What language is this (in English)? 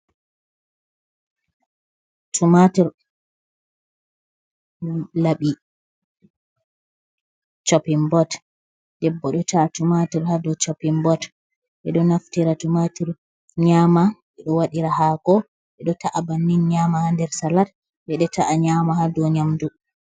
Fula